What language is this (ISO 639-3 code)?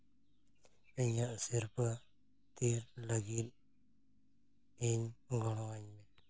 sat